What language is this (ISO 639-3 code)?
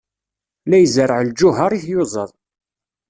kab